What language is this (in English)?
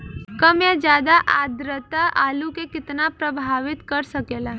Bhojpuri